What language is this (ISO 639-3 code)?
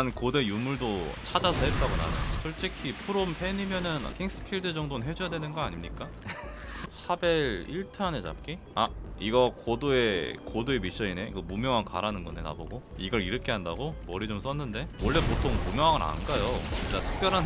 kor